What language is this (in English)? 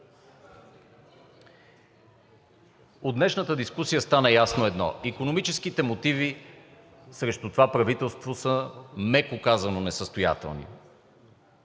Bulgarian